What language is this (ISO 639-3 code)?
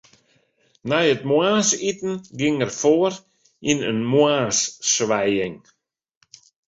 fry